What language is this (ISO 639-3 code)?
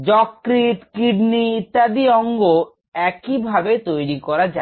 ben